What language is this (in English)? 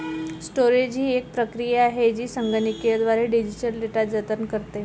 Marathi